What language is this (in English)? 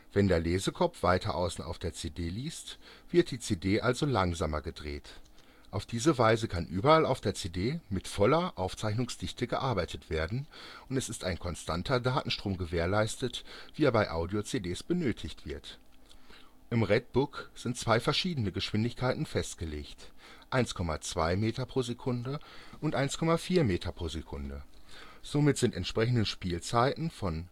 German